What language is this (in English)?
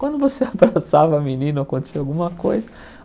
Portuguese